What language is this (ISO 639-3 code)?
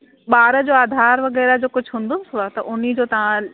snd